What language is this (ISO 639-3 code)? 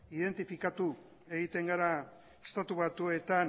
eus